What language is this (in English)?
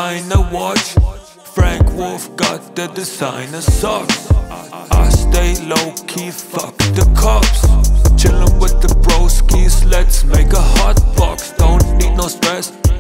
English